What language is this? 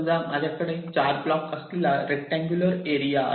Marathi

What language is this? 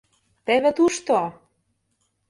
Mari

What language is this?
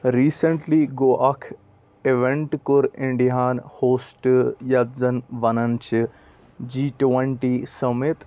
Kashmiri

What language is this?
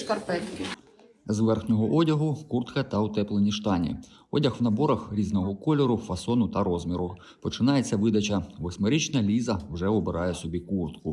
Russian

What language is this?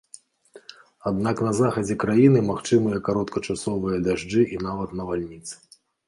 Belarusian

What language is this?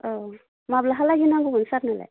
Bodo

